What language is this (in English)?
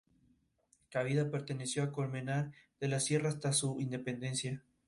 Spanish